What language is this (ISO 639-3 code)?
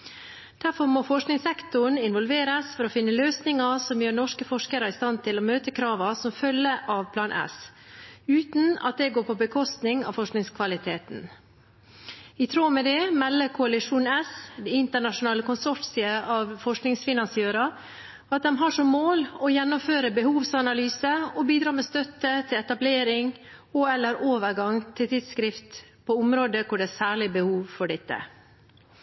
nob